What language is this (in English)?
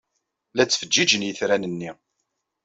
Kabyle